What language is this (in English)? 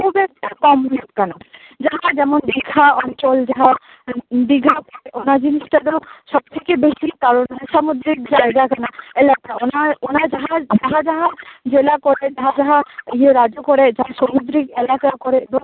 Santali